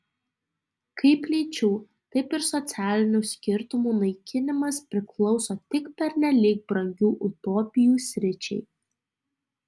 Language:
Lithuanian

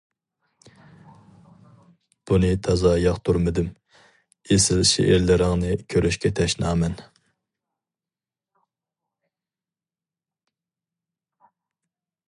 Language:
Uyghur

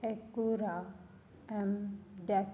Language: Punjabi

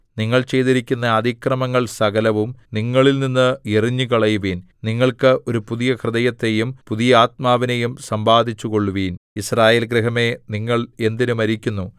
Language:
Malayalam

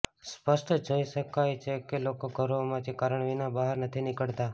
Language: Gujarati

